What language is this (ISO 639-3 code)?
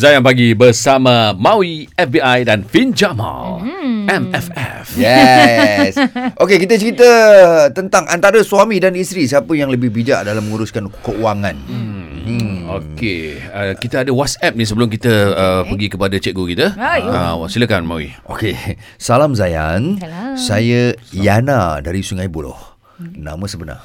msa